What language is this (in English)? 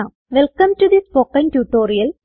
Malayalam